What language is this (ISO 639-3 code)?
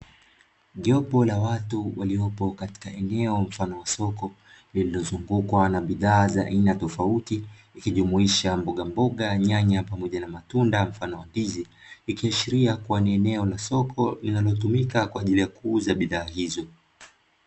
swa